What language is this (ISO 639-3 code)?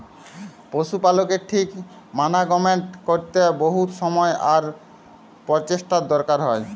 ben